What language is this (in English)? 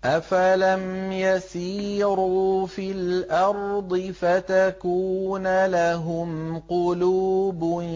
Arabic